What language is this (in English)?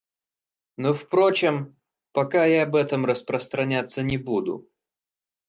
Russian